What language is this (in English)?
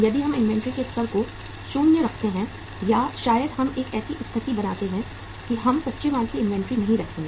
Hindi